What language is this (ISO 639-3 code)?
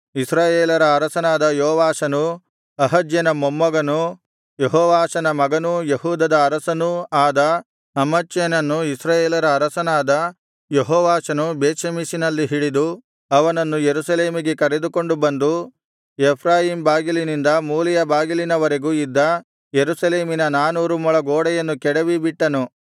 kan